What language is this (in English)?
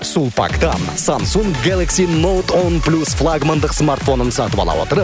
Kazakh